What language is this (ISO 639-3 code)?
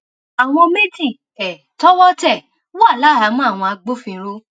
yor